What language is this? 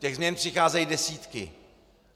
Czech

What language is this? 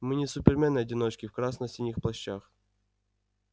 Russian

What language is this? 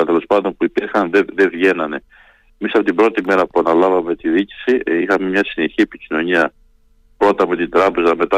Greek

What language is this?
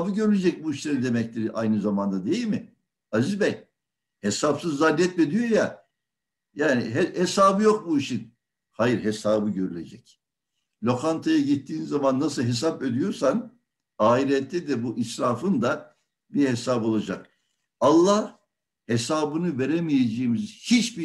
Turkish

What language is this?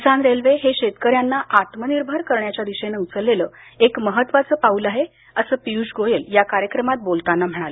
Marathi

